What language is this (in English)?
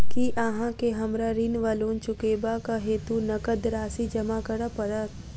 Maithili